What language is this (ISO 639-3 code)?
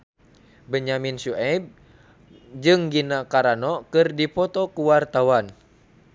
sun